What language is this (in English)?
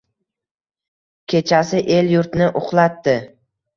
Uzbek